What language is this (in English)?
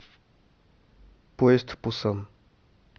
Russian